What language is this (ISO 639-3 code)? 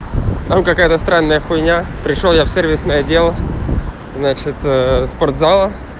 rus